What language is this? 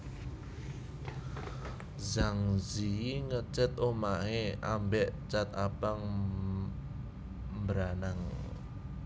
Javanese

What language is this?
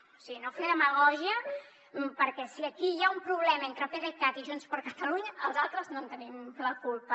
Catalan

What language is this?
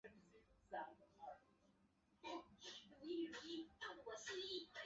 Chinese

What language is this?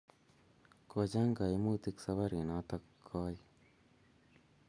Kalenjin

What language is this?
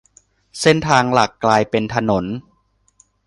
Thai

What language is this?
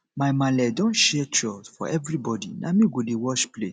Nigerian Pidgin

